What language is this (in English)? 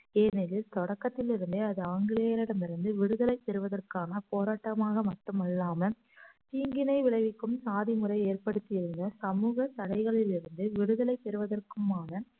Tamil